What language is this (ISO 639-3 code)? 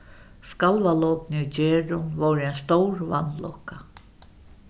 fao